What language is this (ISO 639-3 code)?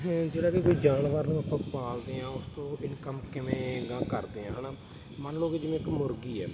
pan